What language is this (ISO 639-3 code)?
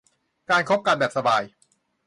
tha